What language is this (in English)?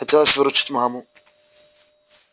Russian